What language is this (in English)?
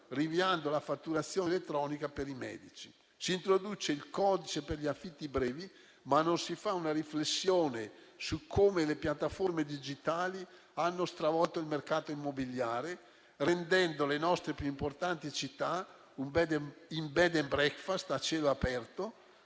Italian